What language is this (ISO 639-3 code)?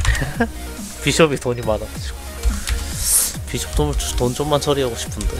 kor